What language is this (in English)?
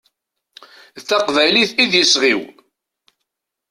Kabyle